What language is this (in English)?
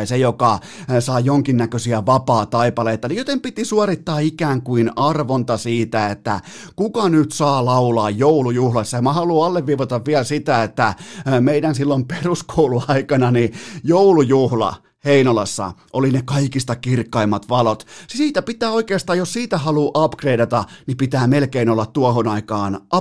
Finnish